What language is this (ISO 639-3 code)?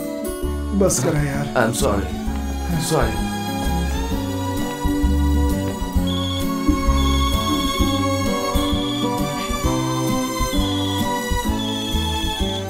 hin